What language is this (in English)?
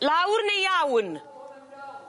Welsh